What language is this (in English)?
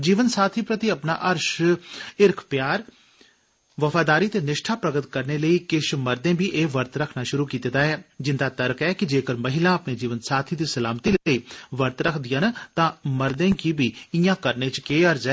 Dogri